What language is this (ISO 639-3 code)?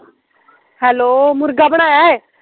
pan